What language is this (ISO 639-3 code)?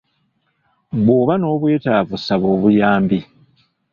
lug